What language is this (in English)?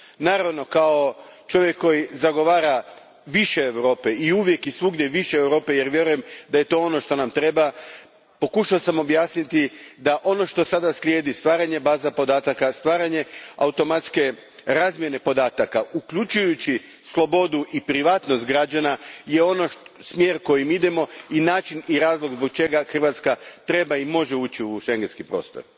Croatian